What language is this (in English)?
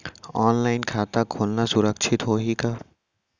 Chhattisgarhi